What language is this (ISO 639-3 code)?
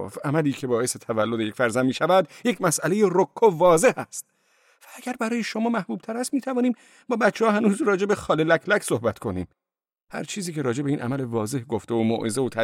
fas